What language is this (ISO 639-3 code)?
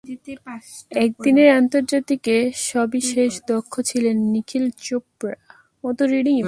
ben